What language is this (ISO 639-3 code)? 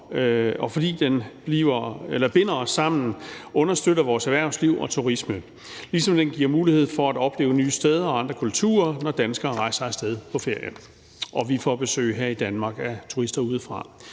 dan